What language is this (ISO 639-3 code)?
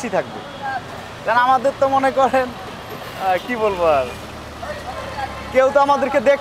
ita